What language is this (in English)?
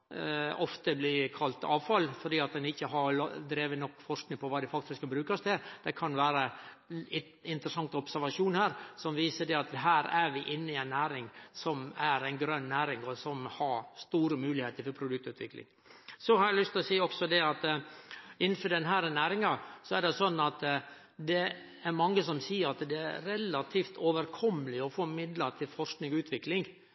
Norwegian Nynorsk